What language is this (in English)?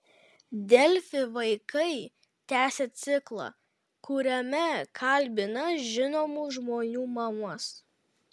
Lithuanian